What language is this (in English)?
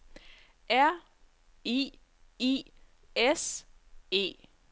Danish